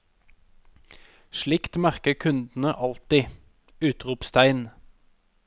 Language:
Norwegian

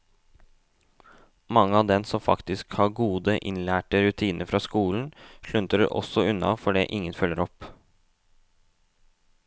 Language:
Norwegian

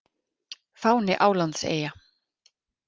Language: Icelandic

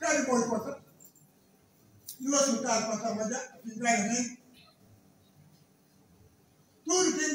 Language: Portuguese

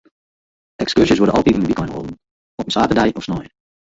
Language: Western Frisian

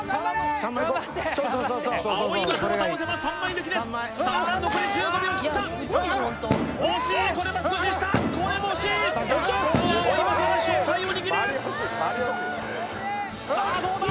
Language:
Japanese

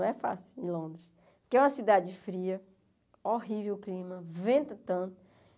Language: Portuguese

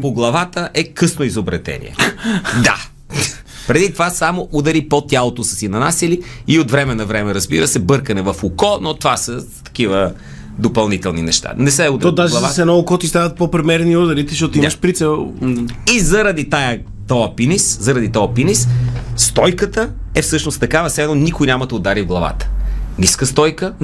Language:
Bulgarian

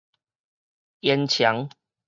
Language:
Min Nan Chinese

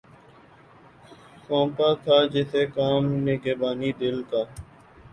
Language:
Urdu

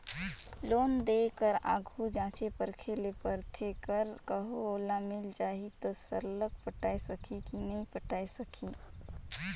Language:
Chhattisgarhi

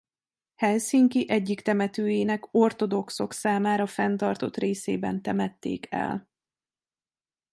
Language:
Hungarian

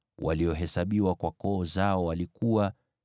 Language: Swahili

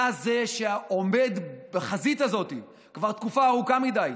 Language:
Hebrew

